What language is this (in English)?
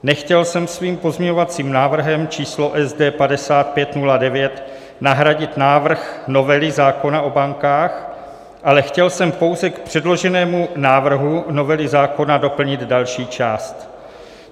Czech